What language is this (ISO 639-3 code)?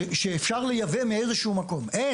heb